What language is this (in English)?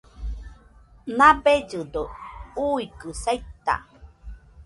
Nüpode Huitoto